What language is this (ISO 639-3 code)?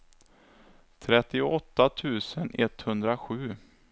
swe